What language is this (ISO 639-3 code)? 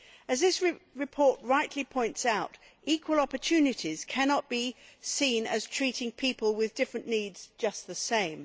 eng